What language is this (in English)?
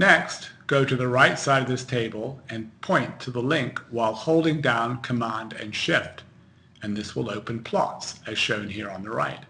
English